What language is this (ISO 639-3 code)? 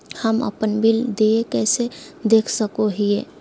mag